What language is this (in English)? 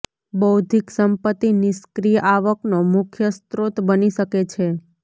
Gujarati